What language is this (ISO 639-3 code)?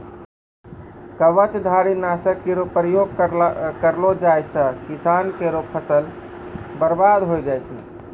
mai